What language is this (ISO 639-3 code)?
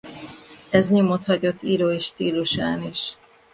hun